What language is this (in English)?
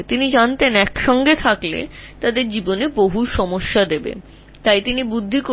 Bangla